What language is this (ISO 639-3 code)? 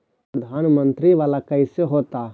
mag